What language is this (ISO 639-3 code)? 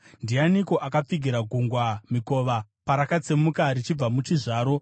sna